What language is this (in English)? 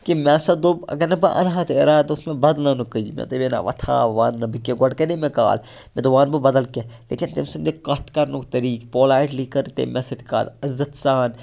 Kashmiri